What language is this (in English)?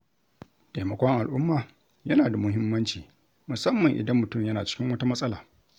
Hausa